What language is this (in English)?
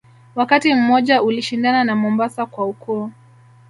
Swahili